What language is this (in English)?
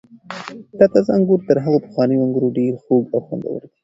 Pashto